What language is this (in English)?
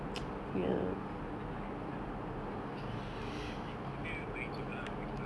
English